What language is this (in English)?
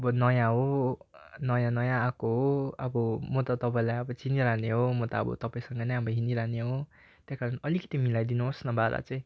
Nepali